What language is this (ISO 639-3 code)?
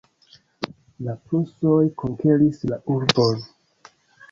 epo